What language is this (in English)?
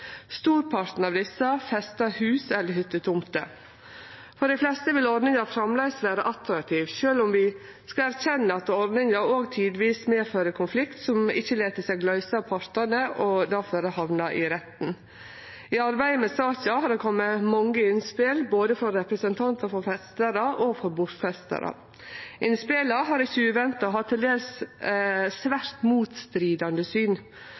Norwegian Nynorsk